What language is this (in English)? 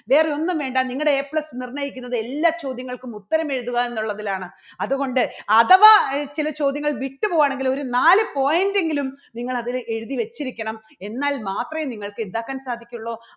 Malayalam